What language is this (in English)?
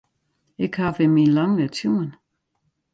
Western Frisian